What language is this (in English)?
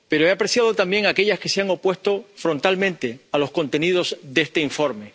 Spanish